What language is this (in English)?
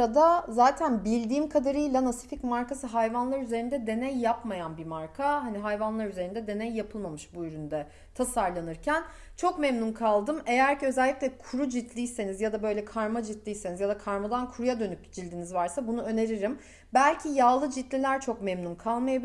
Turkish